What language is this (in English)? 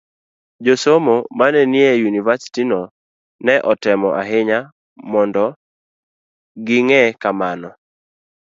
Luo (Kenya and Tanzania)